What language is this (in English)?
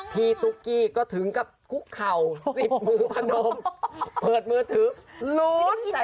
Thai